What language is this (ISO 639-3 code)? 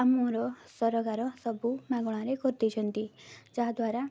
ori